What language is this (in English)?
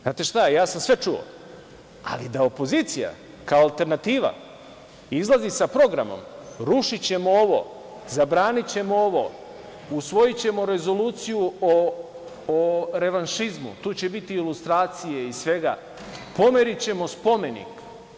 Serbian